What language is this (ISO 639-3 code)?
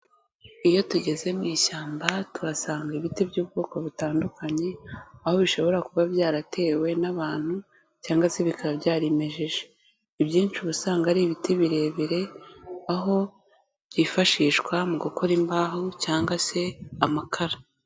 kin